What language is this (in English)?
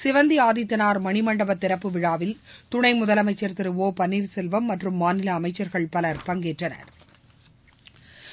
Tamil